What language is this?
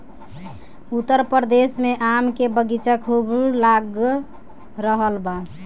Bhojpuri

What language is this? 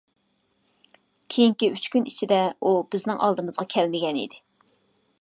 Uyghur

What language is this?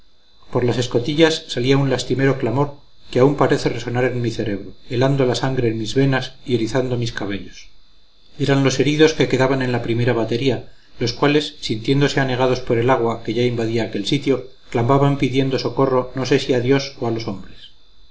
Spanish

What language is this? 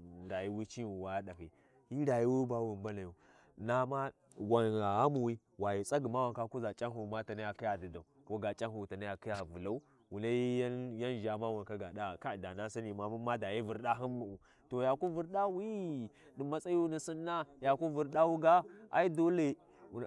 Warji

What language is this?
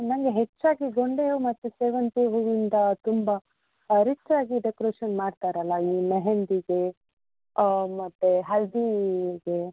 Kannada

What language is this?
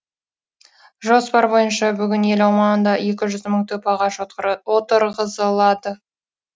Kazakh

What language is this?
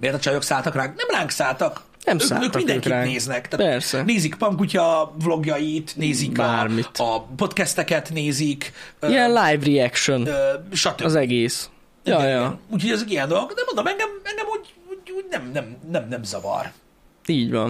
Hungarian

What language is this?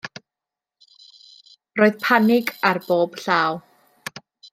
Welsh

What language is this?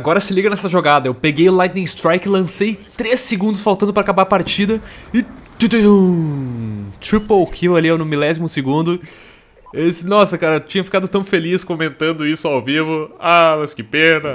Portuguese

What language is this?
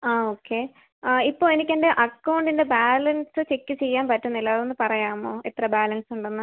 Malayalam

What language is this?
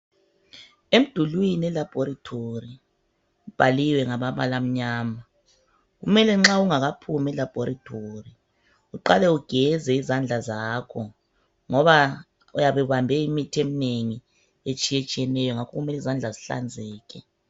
North Ndebele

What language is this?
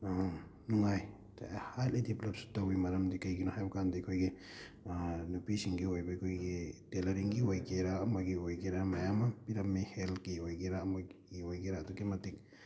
Manipuri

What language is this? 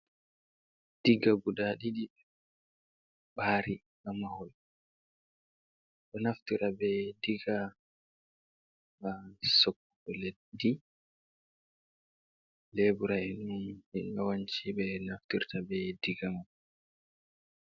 Fula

